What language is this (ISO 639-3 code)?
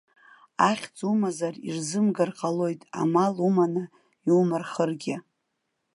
abk